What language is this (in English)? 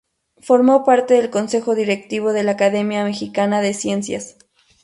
Spanish